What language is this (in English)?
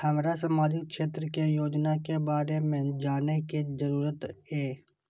Maithili